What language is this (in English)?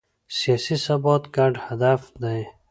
Pashto